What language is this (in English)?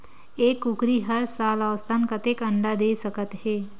Chhattisgarhi